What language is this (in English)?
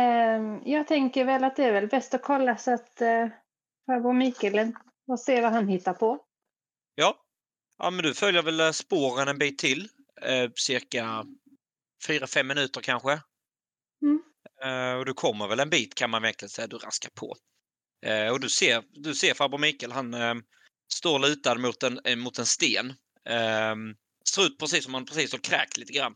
Swedish